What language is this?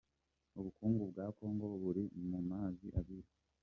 Kinyarwanda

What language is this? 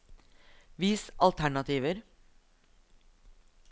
Norwegian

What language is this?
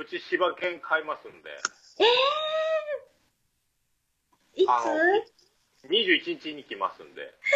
Japanese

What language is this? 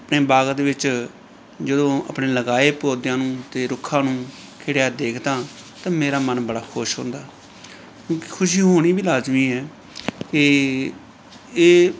Punjabi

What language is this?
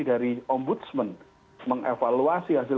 Indonesian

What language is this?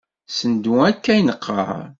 Kabyle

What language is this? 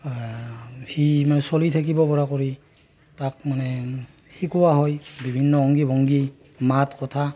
Assamese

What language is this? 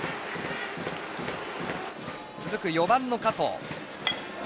Japanese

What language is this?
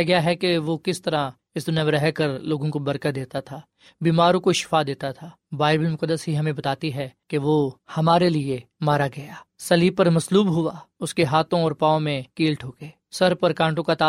Urdu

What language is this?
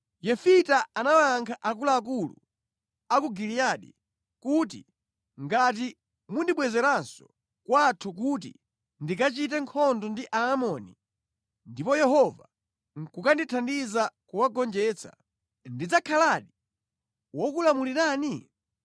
Nyanja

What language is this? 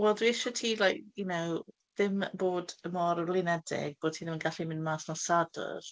Welsh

